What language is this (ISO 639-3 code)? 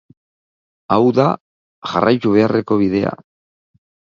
eus